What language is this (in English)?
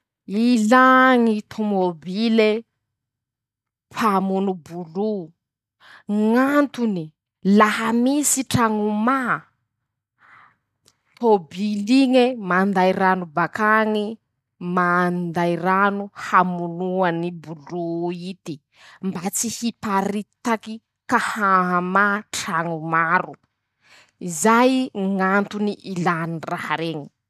Masikoro Malagasy